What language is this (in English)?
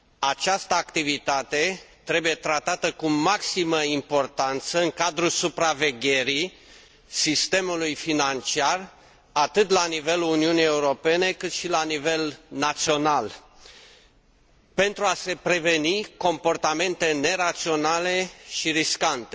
Romanian